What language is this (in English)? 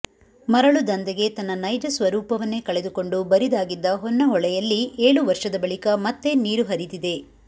Kannada